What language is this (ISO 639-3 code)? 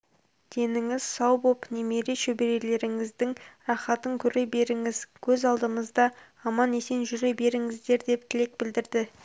kaz